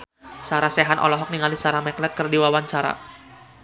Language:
Sundanese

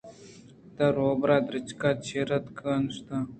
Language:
Eastern Balochi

